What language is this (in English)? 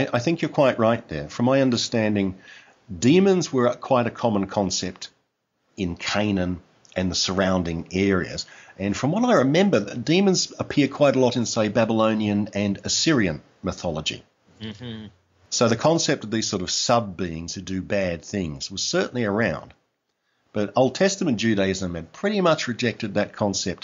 English